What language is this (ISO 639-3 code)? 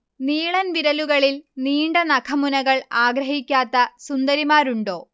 mal